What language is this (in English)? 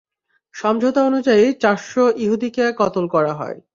Bangla